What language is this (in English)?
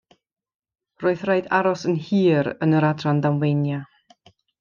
Welsh